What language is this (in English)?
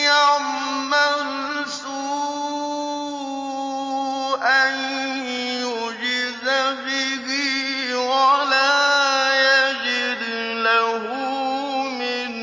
Arabic